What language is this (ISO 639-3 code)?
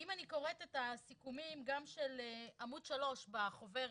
heb